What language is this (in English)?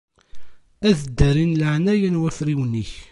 Kabyle